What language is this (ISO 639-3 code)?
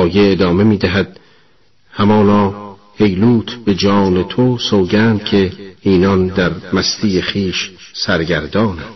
fas